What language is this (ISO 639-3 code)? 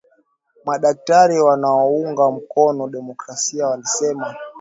swa